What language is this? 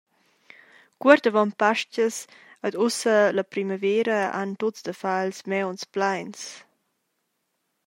Romansh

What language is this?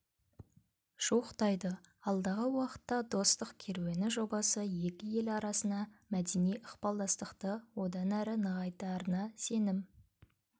Kazakh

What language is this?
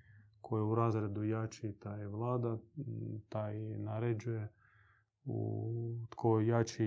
Croatian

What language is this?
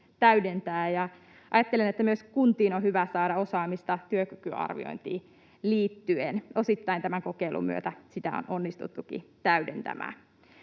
Finnish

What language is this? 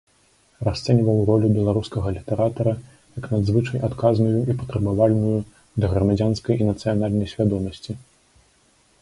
Belarusian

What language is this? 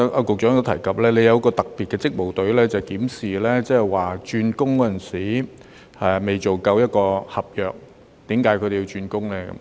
Cantonese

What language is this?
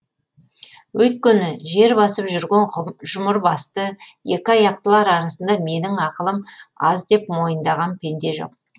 Kazakh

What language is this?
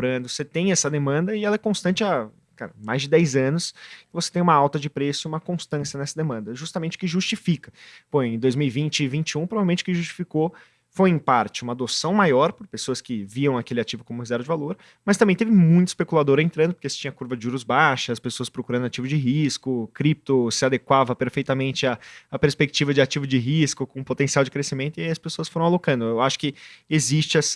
Portuguese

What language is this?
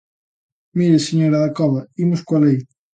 Galician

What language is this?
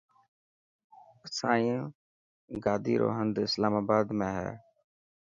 Dhatki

